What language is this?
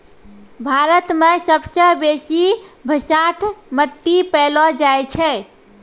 Maithili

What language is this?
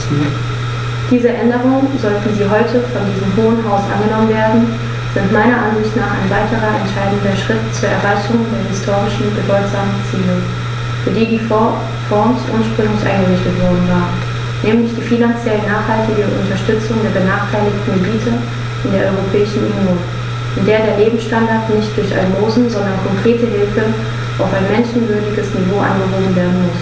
German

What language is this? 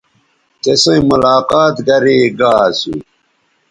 Bateri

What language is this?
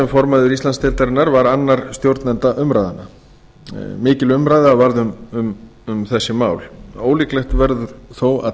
Icelandic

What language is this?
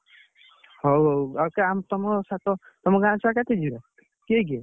Odia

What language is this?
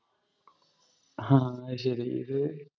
Malayalam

